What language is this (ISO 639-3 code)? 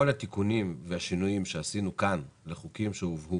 heb